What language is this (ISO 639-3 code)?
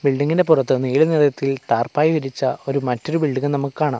mal